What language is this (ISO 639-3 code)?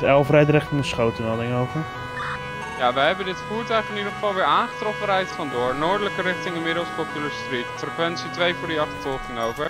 nld